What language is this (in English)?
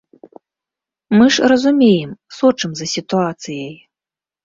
Belarusian